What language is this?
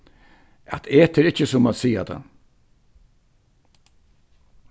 Faroese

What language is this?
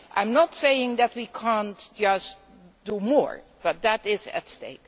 English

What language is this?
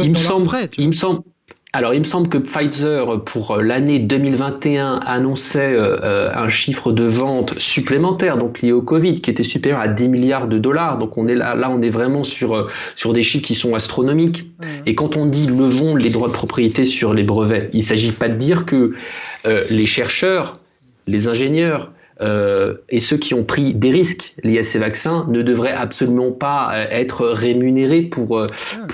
French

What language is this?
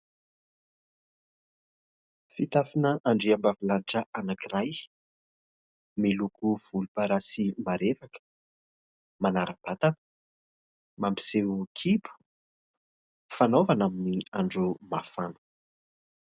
Malagasy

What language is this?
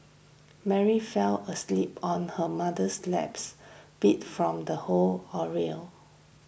English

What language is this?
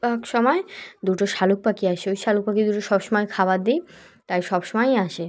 Bangla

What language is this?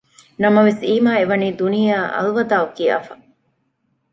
Divehi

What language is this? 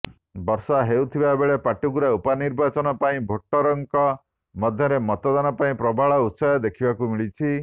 Odia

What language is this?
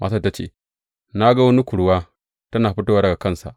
Hausa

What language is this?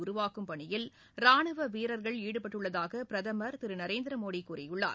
Tamil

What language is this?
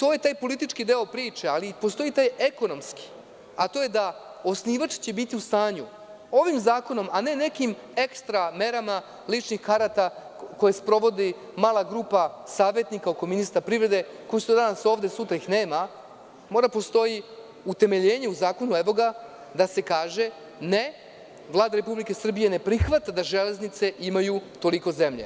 Serbian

